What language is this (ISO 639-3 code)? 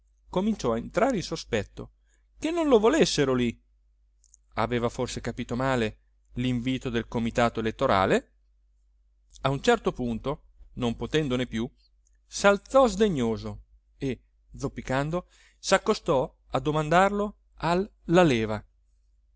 ita